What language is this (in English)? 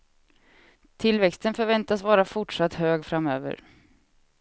Swedish